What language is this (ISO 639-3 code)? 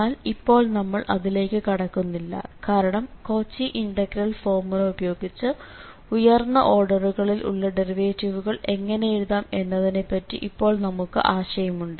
mal